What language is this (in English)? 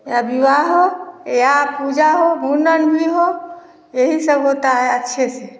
Hindi